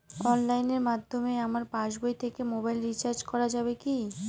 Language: Bangla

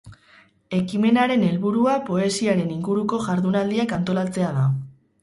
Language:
Basque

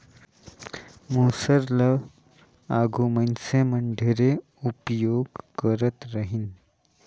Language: Chhattisgarhi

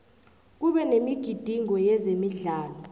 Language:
South Ndebele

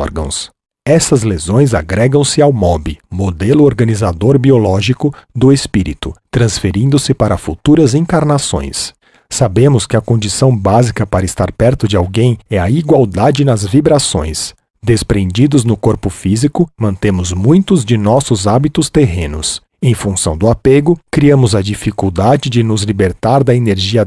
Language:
Portuguese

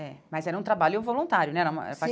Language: Portuguese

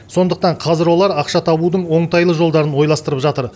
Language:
Kazakh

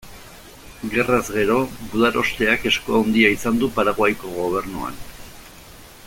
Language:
Basque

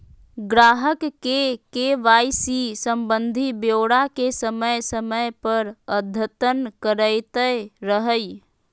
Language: Magahi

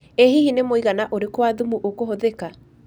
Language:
Kikuyu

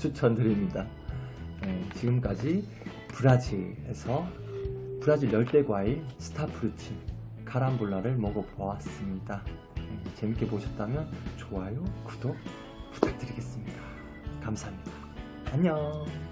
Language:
Korean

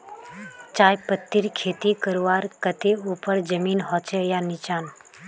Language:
Magahi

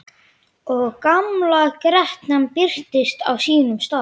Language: Icelandic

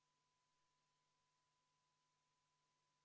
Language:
Estonian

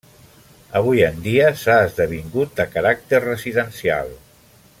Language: Catalan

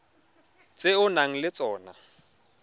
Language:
Tswana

